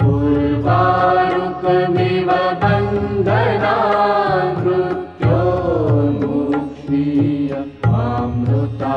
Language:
Romanian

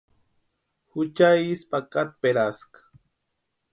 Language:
Western Highland Purepecha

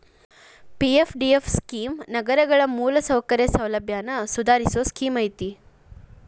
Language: Kannada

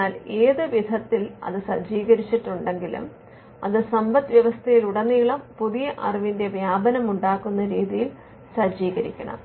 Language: Malayalam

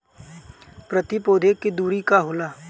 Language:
Bhojpuri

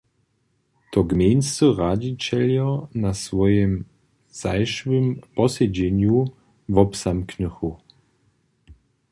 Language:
Upper Sorbian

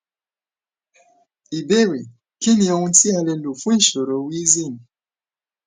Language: Yoruba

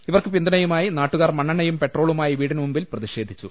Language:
Malayalam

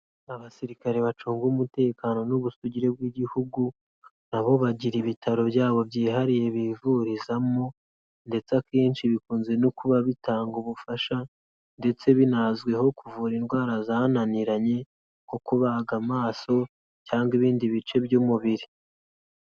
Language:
Kinyarwanda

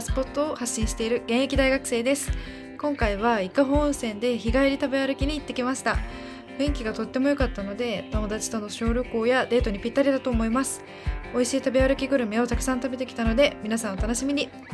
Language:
Japanese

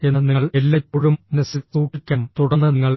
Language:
Malayalam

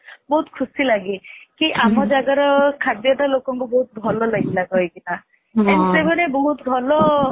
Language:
Odia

